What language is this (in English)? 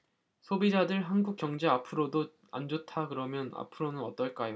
Korean